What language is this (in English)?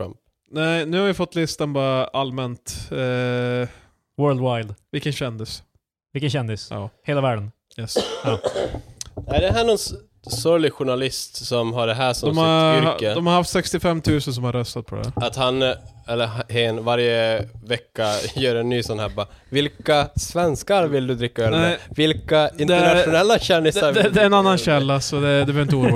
Swedish